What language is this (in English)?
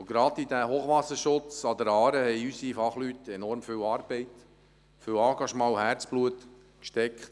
Swiss German